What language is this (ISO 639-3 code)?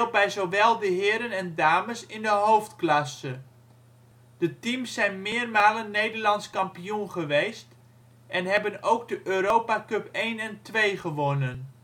nld